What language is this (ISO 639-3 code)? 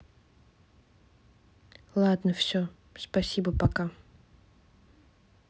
rus